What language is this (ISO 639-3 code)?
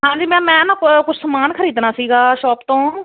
pan